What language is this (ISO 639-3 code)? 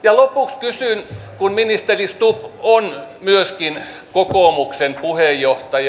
fin